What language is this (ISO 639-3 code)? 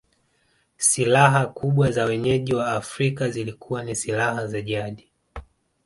swa